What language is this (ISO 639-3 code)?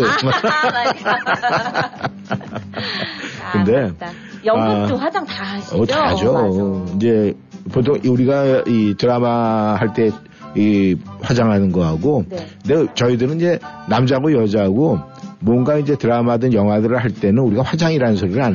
kor